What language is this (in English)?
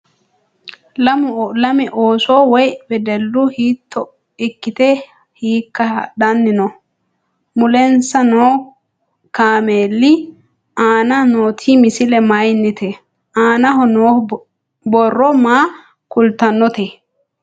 Sidamo